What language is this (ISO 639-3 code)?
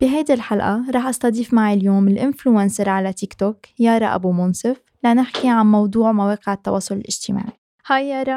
ara